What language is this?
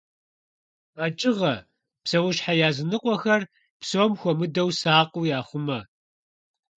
Kabardian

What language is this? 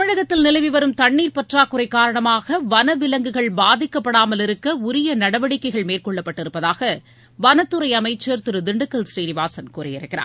Tamil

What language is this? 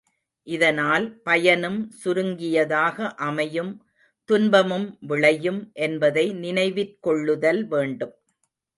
Tamil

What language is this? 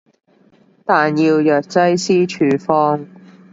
Cantonese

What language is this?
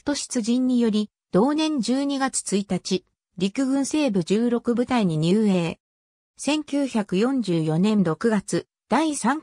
Japanese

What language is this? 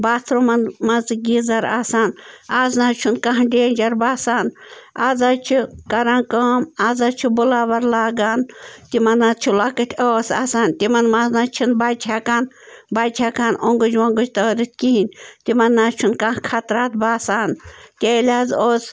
Kashmiri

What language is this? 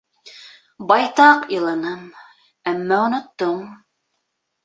Bashkir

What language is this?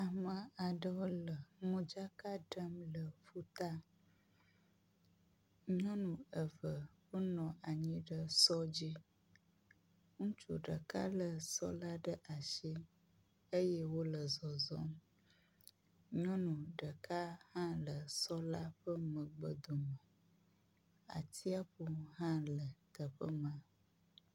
Ewe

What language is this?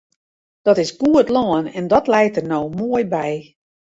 Western Frisian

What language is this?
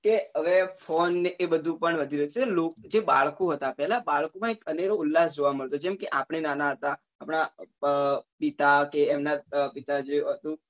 Gujarati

